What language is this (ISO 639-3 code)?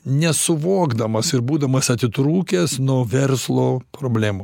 lit